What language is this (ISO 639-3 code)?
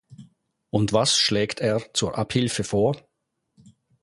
deu